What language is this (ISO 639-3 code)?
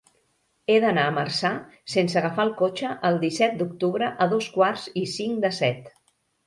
cat